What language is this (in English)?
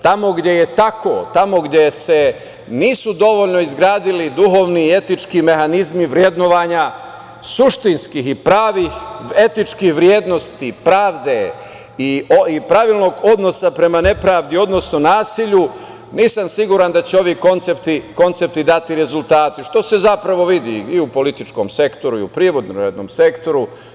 Serbian